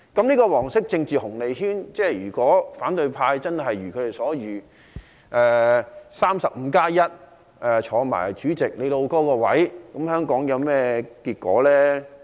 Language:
Cantonese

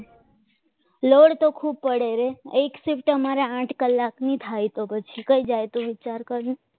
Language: Gujarati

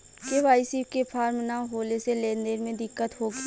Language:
Bhojpuri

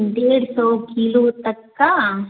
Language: Hindi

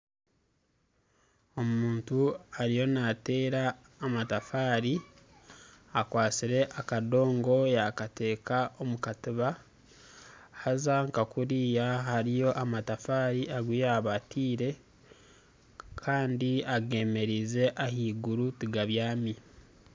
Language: Nyankole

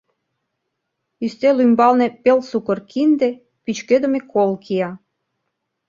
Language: Mari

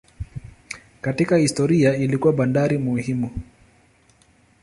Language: Swahili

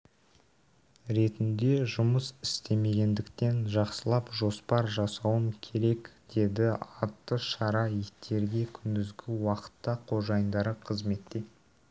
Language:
Kazakh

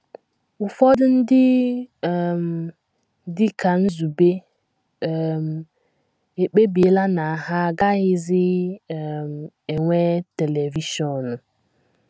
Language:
Igbo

